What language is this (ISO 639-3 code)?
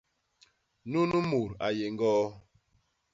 bas